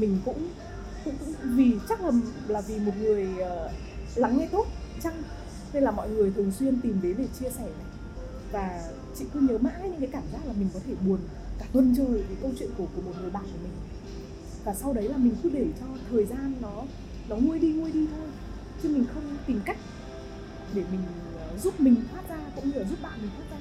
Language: Vietnamese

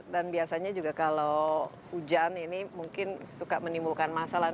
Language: Indonesian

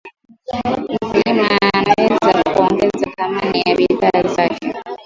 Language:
Swahili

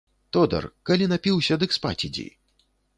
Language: Belarusian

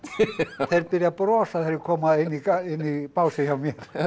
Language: Icelandic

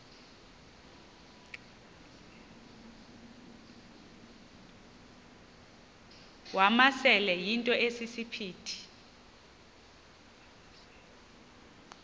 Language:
Xhosa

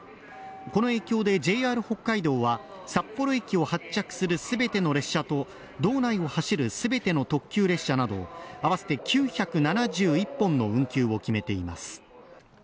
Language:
Japanese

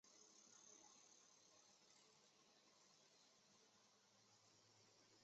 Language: Chinese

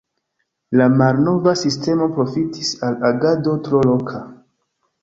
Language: Esperanto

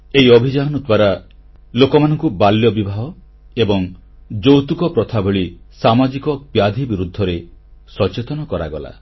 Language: Odia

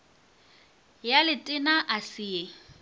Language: Northern Sotho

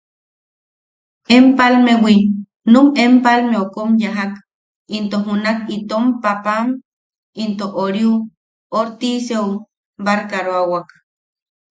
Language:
Yaqui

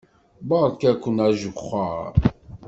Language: Kabyle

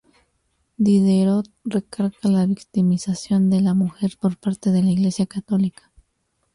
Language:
Spanish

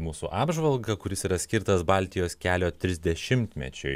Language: Lithuanian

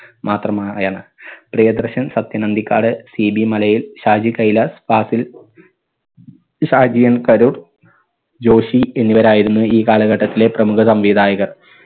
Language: Malayalam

